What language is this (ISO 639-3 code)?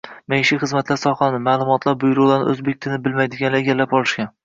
uzb